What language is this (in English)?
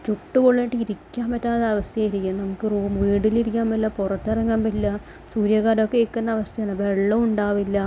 Malayalam